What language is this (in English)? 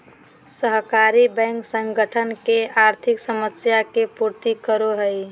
Magahi